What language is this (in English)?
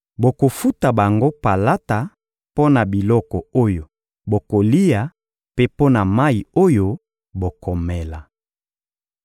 Lingala